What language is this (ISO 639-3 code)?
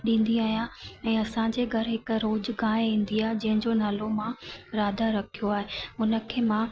snd